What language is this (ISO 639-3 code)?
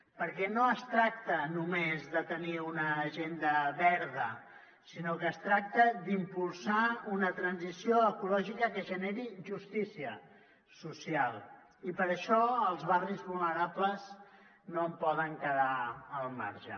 cat